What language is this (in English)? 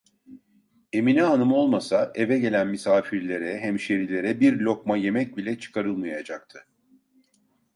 Turkish